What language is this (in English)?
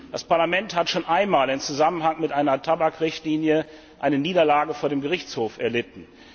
German